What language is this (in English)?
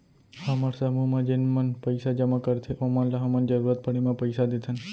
Chhattisgarhi